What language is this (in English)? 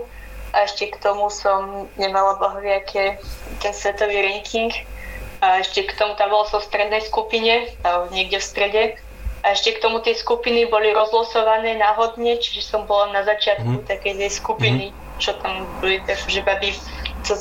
Slovak